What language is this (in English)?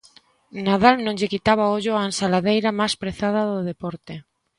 Galician